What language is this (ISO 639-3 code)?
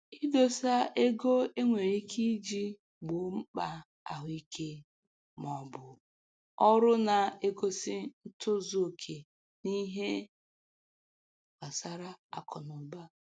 ibo